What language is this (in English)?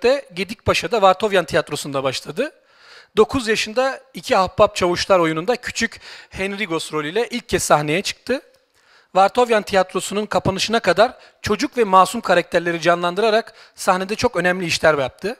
Turkish